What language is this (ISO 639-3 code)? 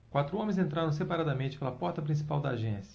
por